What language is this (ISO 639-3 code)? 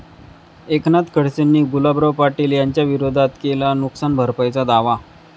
mar